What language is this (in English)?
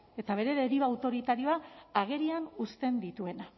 Basque